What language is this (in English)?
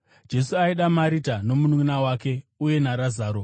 Shona